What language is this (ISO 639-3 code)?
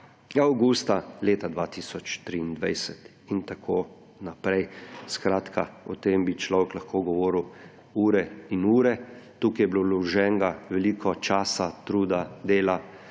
slv